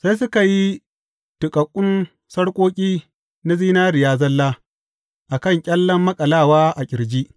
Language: Hausa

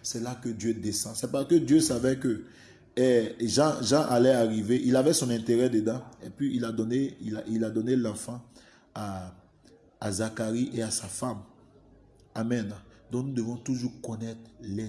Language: French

